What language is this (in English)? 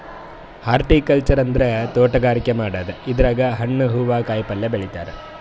Kannada